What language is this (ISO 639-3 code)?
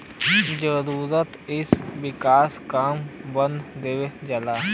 bho